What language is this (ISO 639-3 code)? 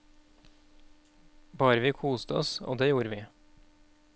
nor